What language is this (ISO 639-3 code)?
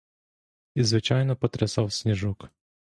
ukr